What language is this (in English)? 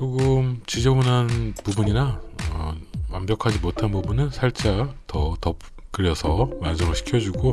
Korean